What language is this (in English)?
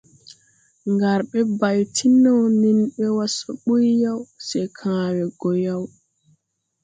Tupuri